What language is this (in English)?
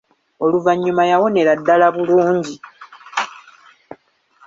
Ganda